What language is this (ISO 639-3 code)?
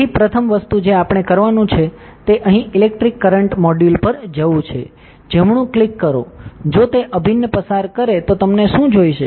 guj